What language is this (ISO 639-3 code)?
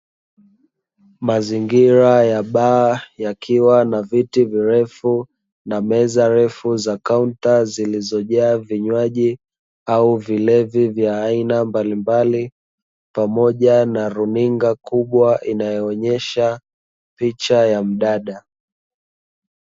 swa